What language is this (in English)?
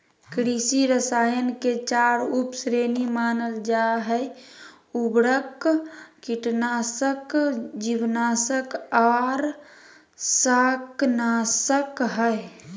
Magahi